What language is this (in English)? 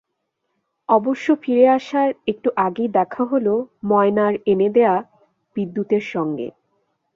Bangla